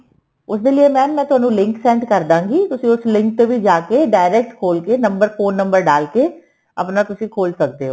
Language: Punjabi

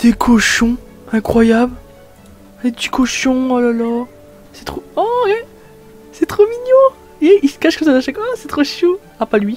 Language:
French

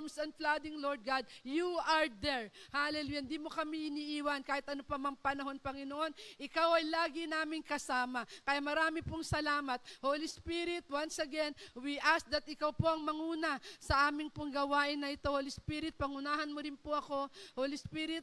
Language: Filipino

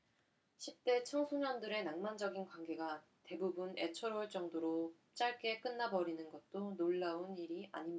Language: Korean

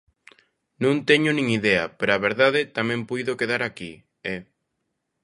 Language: Galician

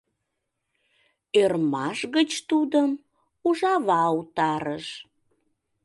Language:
Mari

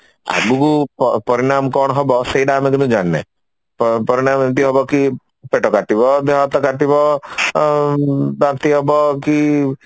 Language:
Odia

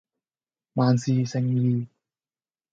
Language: Cantonese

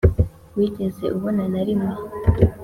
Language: Kinyarwanda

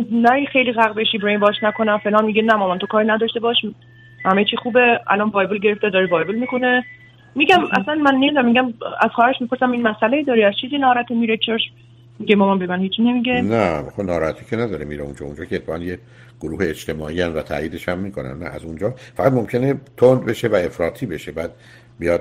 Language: Persian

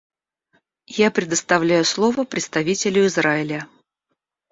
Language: Russian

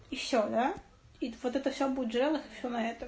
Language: Russian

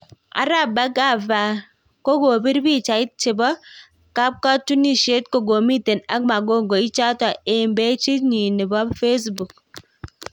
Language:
Kalenjin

